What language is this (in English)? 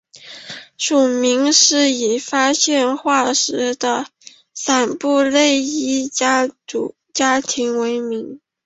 Chinese